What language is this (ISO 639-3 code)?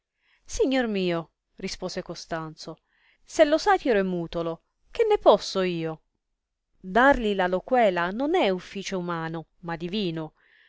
ita